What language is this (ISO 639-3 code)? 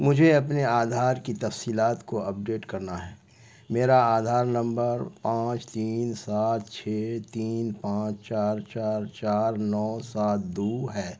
urd